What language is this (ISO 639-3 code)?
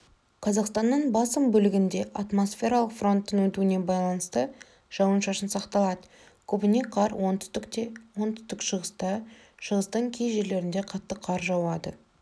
kaz